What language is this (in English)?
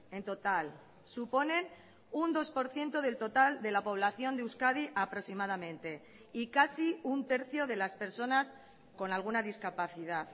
Spanish